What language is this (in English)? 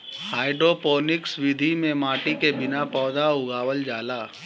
Bhojpuri